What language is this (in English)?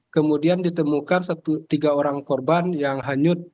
Indonesian